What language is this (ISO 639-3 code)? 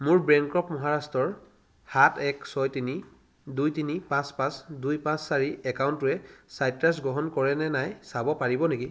asm